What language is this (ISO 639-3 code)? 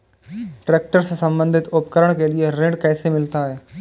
hin